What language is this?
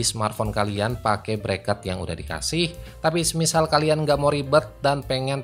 Indonesian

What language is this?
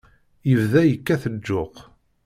Kabyle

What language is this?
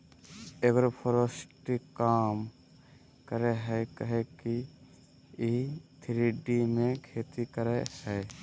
Magahi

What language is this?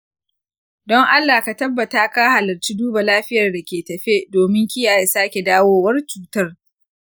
Hausa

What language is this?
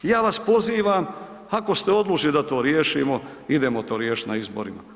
Croatian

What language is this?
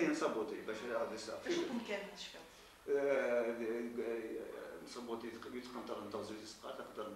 Arabic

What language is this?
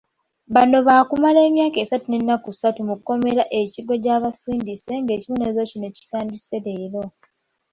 Ganda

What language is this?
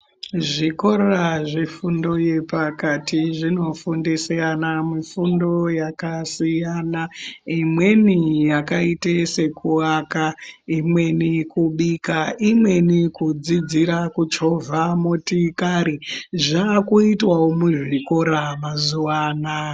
Ndau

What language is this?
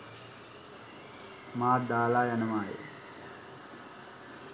Sinhala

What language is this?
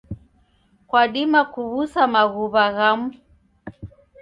Taita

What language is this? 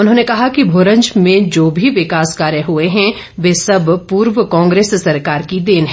Hindi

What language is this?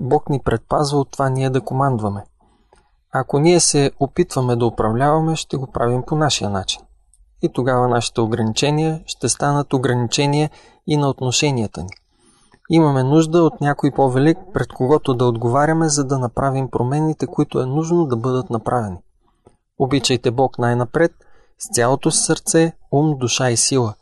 Bulgarian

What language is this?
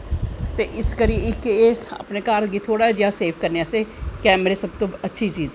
Dogri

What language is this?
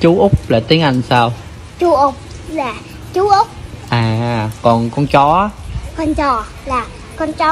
Vietnamese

